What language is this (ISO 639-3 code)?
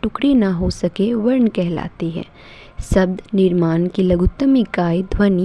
hin